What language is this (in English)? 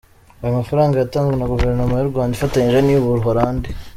Kinyarwanda